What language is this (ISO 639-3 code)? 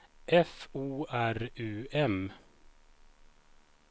swe